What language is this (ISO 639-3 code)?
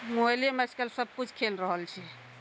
mai